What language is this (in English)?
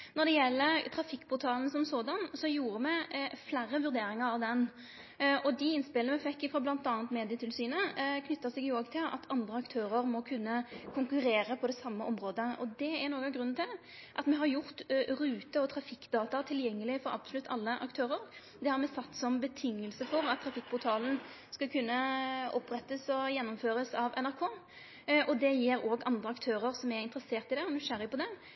Norwegian Nynorsk